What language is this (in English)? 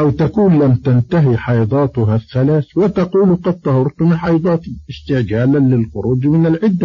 Arabic